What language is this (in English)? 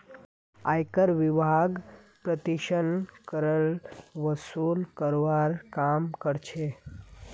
Magahi